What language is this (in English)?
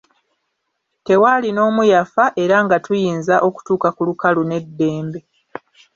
Ganda